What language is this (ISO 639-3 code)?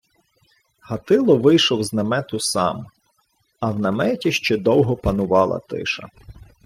ukr